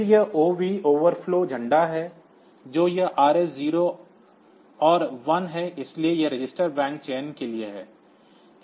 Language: Hindi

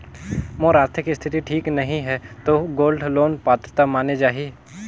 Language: Chhattisgarhi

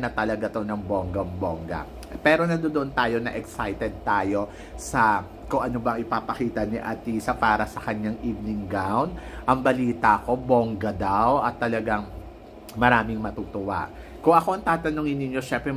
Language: Filipino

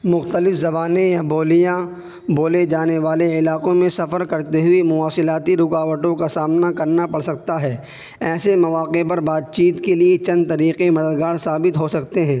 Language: Urdu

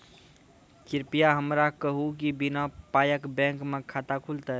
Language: Maithili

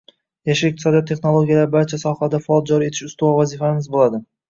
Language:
Uzbek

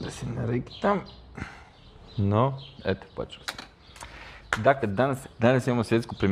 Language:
Croatian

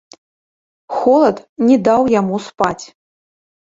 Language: Belarusian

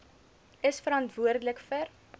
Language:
Afrikaans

